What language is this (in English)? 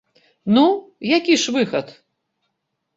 Belarusian